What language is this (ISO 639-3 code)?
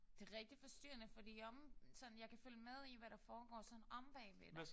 dan